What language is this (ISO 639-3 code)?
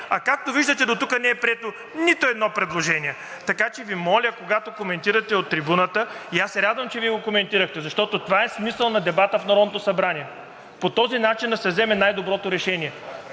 bul